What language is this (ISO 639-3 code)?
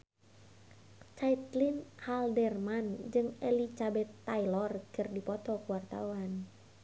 sun